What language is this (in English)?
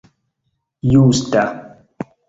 Esperanto